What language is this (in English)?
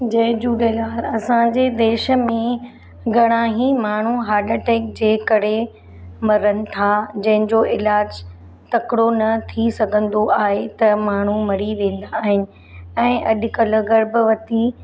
Sindhi